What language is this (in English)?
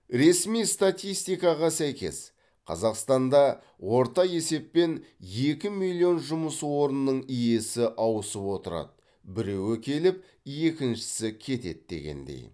Kazakh